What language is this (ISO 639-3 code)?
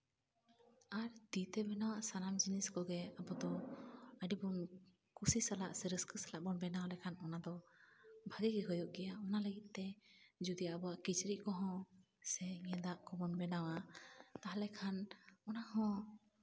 sat